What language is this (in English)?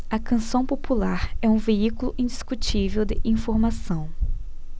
Portuguese